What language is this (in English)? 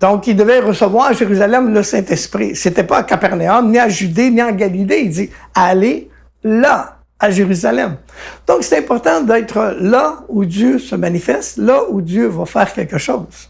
French